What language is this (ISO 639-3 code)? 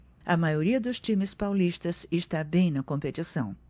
por